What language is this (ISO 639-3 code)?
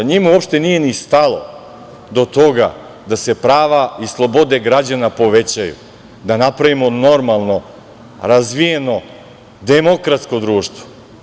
srp